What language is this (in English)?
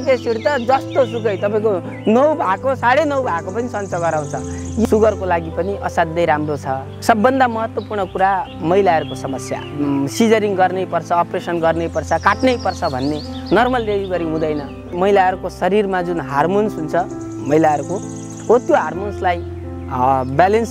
Thai